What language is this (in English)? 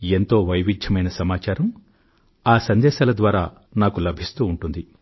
Telugu